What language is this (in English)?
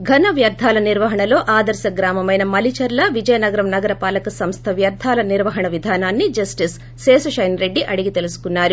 Telugu